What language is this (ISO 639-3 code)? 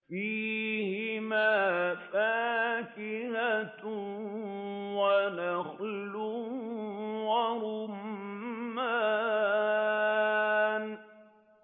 ara